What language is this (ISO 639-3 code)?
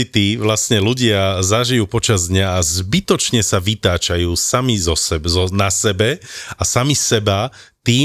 slk